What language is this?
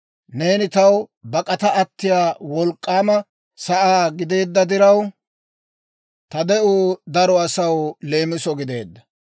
Dawro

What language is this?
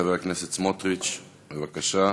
Hebrew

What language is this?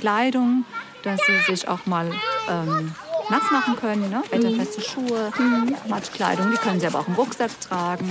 German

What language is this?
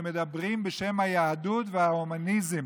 Hebrew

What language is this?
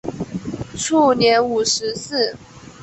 Chinese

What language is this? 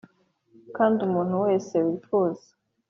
Kinyarwanda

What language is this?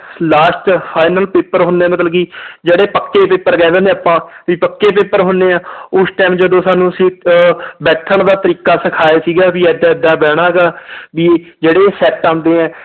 Punjabi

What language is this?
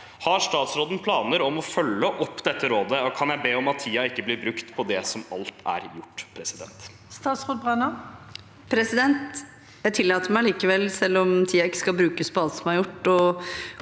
Norwegian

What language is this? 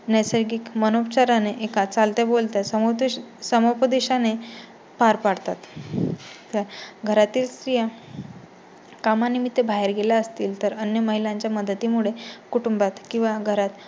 Marathi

